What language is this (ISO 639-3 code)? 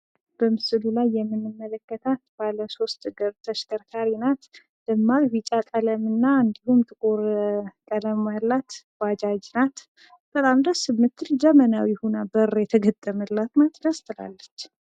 amh